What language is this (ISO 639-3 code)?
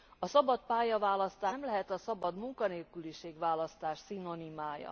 hun